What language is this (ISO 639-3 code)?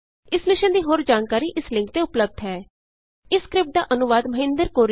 pan